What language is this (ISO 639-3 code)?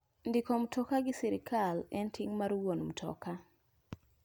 luo